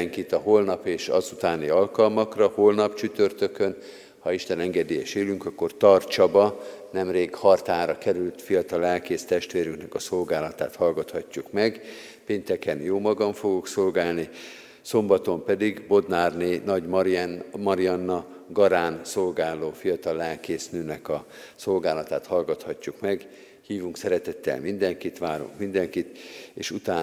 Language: Hungarian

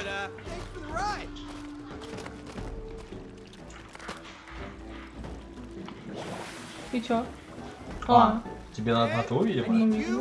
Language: Russian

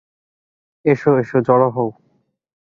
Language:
Bangla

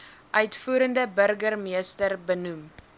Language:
Afrikaans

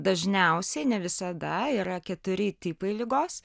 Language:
Lithuanian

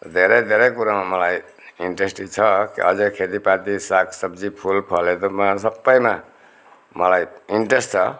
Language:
Nepali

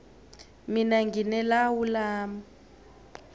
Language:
South Ndebele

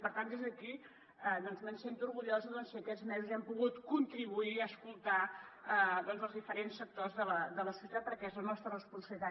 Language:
Catalan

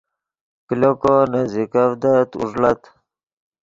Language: Yidgha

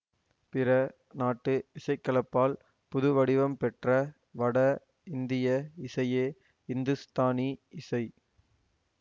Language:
Tamil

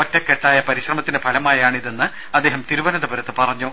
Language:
Malayalam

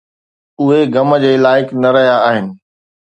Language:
Sindhi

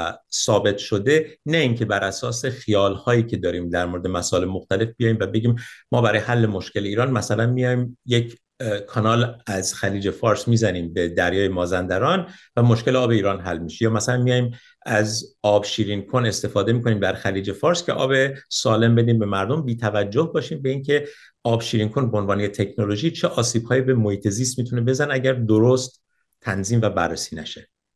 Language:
Persian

